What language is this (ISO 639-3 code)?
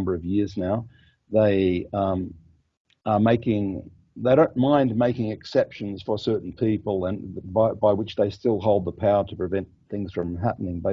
eng